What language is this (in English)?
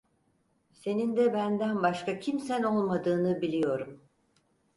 Turkish